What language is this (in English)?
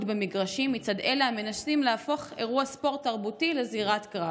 Hebrew